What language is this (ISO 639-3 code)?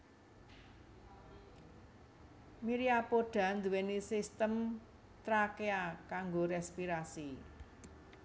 jav